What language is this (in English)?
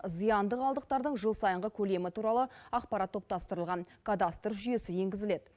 Kazakh